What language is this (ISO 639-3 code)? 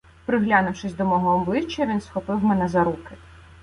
ukr